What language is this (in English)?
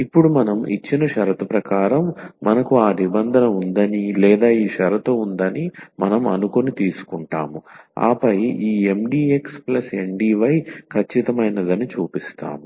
Telugu